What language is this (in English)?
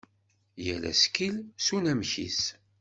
Kabyle